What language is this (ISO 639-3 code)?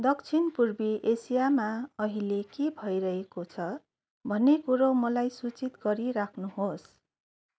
nep